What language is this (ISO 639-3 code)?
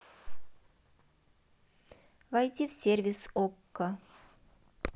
rus